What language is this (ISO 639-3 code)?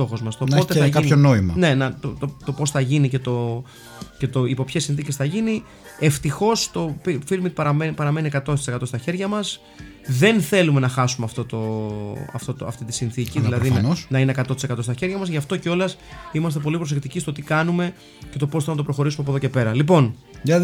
ell